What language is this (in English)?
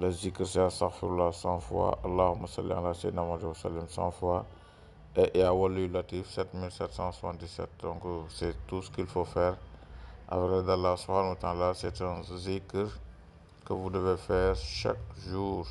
French